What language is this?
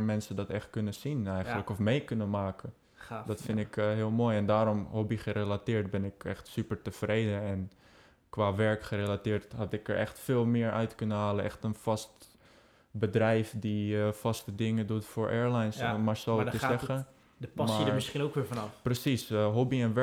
Dutch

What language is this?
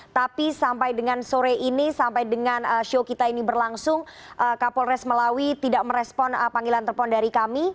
Indonesian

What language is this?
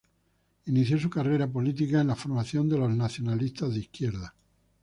Spanish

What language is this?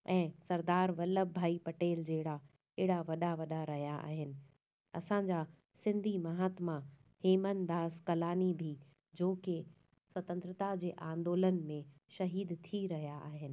Sindhi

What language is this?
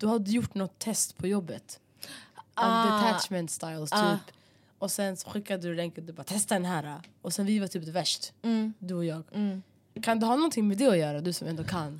Swedish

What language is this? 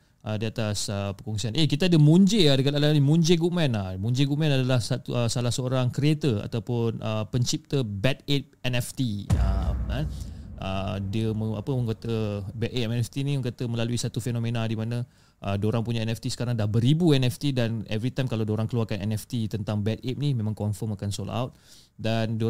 Malay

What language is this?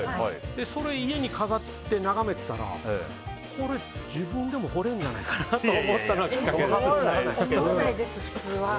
Japanese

